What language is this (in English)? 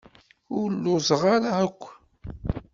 Kabyle